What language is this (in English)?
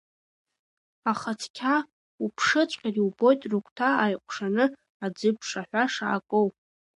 Abkhazian